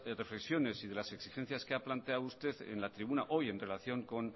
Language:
Spanish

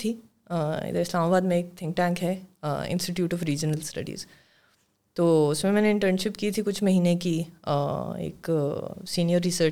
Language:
Urdu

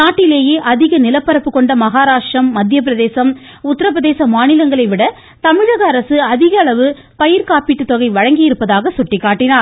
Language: Tamil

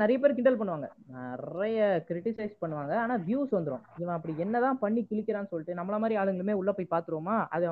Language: Tamil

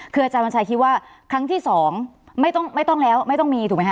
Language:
Thai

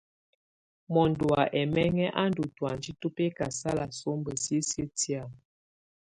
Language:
Tunen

